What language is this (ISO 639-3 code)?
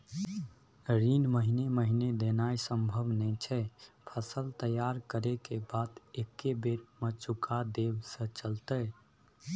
mai